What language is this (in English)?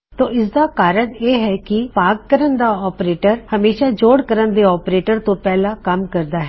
Punjabi